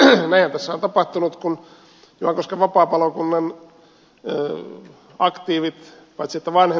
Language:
Finnish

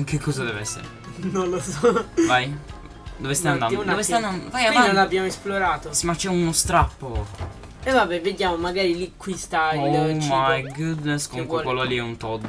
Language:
Italian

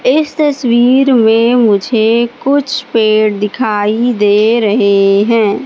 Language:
Hindi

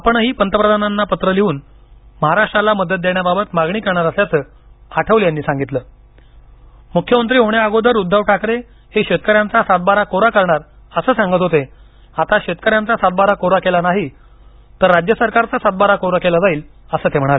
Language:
Marathi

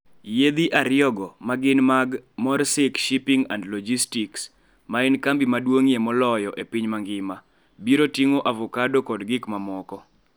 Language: Luo (Kenya and Tanzania)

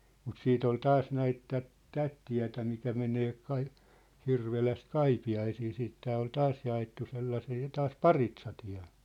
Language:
Finnish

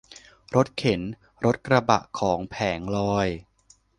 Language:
Thai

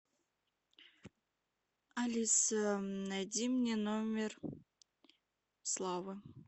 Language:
Russian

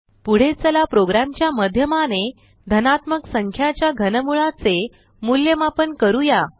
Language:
Marathi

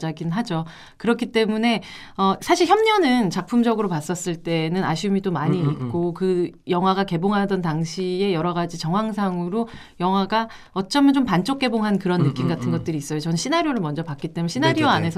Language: Korean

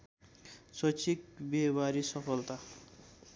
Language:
Nepali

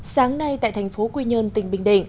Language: Vietnamese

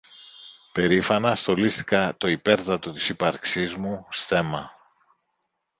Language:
Greek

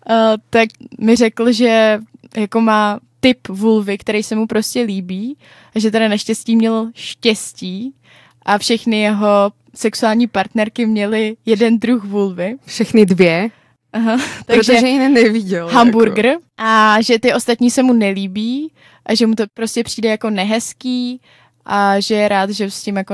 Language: Czech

